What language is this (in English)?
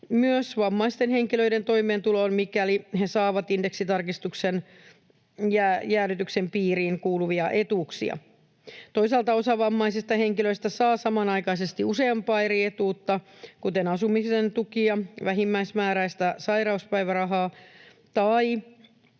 Finnish